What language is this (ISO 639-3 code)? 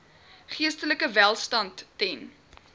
afr